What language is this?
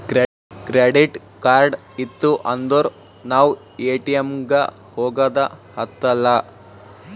Kannada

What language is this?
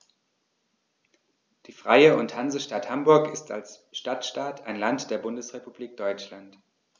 German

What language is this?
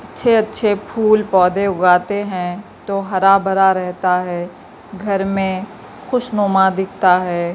Urdu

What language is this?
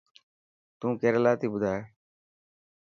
Dhatki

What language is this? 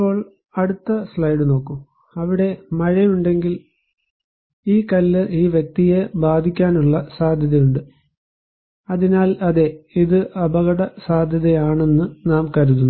Malayalam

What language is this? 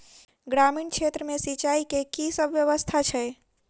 Maithili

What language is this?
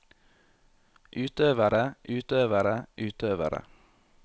Norwegian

